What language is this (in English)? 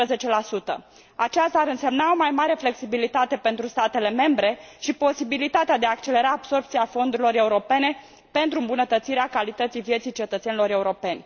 Romanian